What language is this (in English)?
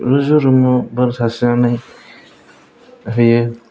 Bodo